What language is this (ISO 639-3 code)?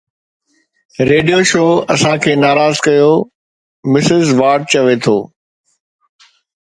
snd